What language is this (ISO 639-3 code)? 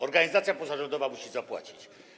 pol